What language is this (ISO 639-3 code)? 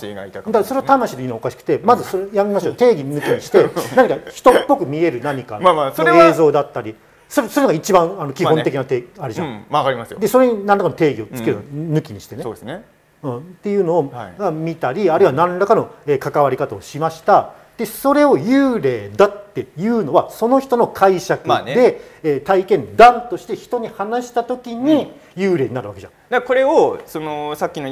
jpn